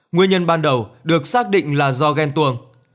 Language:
Vietnamese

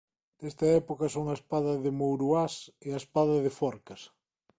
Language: Galician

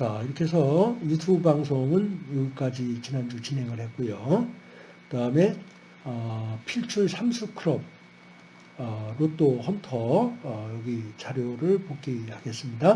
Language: Korean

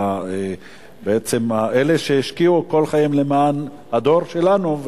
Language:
Hebrew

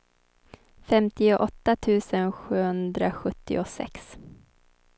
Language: Swedish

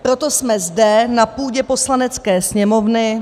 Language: Czech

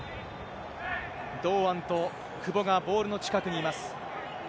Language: Japanese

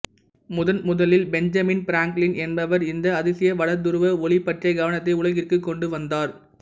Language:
Tamil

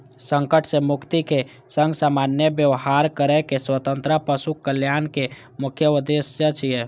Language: Maithili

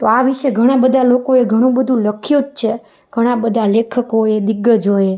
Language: Gujarati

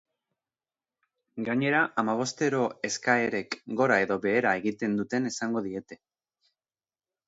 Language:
Basque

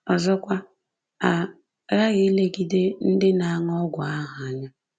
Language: Igbo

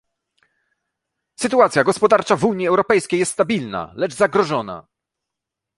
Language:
Polish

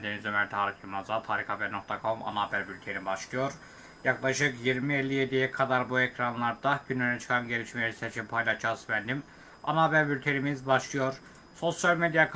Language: Turkish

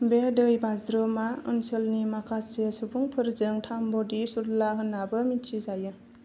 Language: Bodo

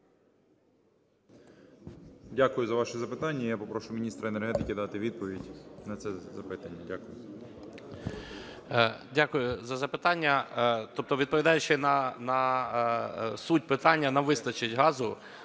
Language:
Ukrainian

